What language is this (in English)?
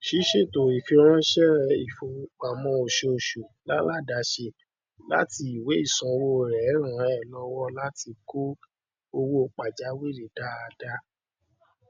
Yoruba